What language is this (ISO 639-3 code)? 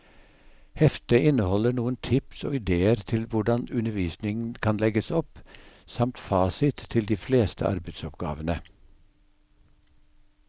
nor